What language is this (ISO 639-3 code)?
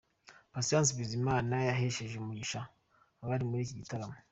kin